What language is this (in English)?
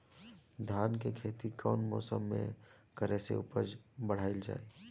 Bhojpuri